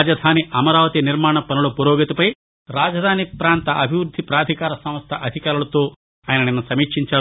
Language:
Telugu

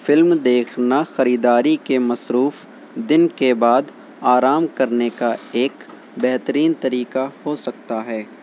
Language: Urdu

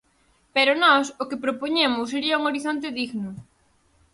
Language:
Galician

